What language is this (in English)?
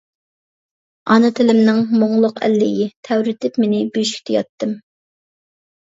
Uyghur